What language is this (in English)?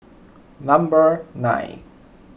English